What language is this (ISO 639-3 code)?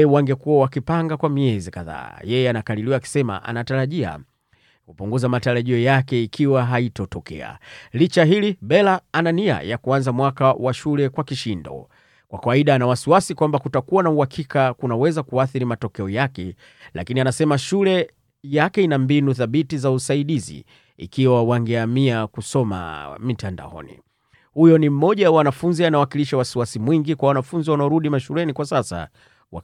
swa